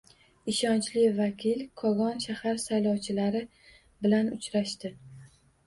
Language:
Uzbek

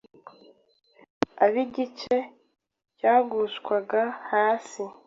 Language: Kinyarwanda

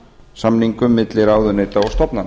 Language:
Icelandic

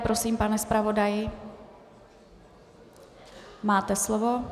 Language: Czech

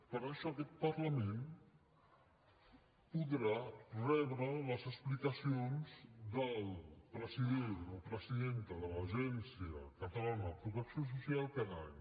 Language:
Catalan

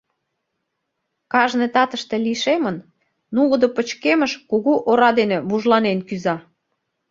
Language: Mari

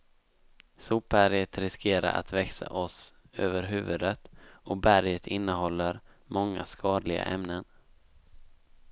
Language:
Swedish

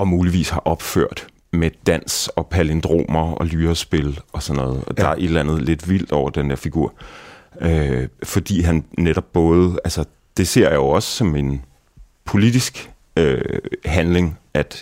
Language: Danish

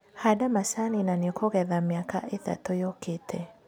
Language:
Kikuyu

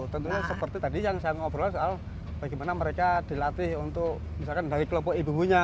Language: Indonesian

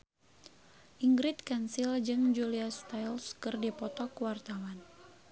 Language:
Sundanese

